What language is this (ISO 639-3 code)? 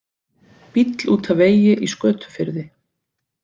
isl